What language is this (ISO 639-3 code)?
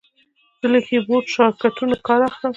pus